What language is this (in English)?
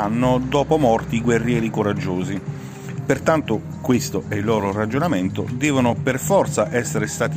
Italian